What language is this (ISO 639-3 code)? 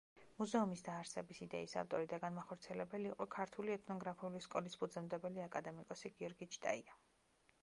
kat